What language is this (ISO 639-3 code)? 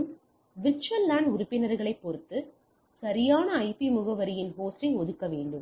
tam